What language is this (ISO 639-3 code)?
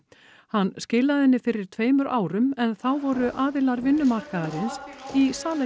isl